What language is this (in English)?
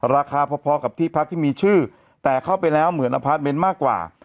Thai